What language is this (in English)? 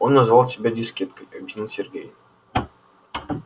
Russian